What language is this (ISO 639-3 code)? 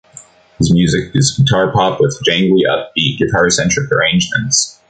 eng